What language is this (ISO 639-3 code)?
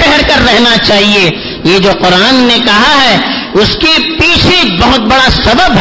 urd